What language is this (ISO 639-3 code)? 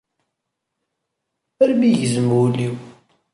kab